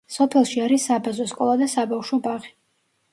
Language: Georgian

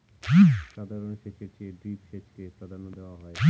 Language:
Bangla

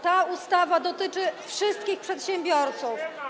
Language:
Polish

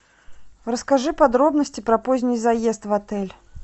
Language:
Russian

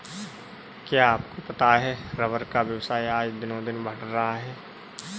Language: Hindi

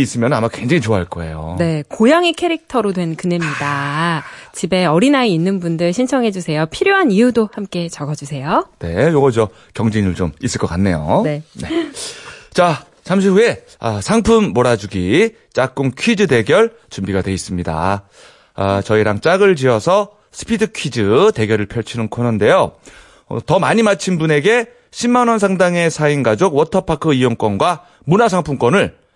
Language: Korean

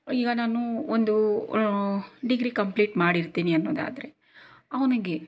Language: Kannada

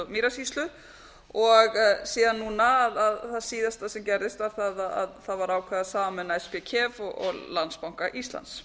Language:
Icelandic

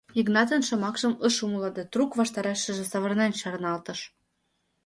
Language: Mari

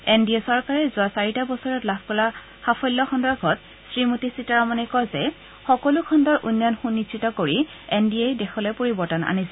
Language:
Assamese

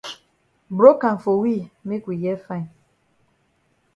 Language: Cameroon Pidgin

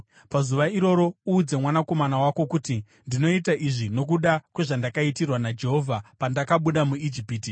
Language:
Shona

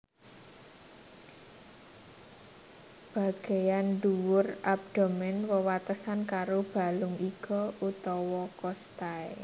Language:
Javanese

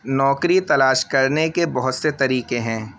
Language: Urdu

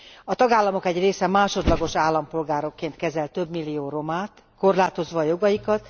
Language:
Hungarian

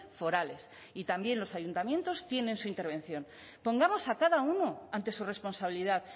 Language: Spanish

